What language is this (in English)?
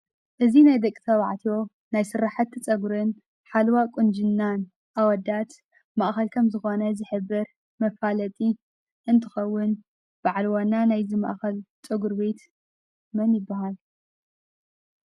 Tigrinya